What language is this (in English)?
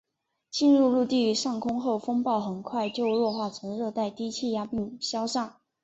Chinese